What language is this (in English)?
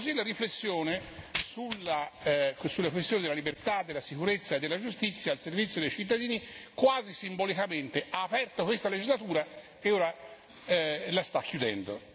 Italian